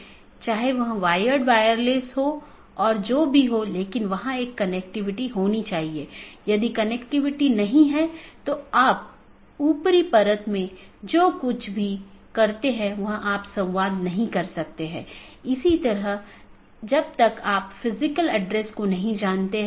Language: Hindi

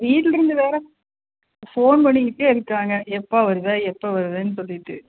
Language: Tamil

